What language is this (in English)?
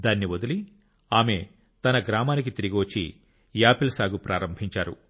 Telugu